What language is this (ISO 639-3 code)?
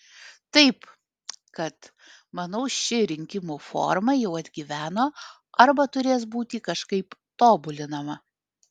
lit